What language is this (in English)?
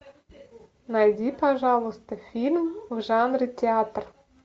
Russian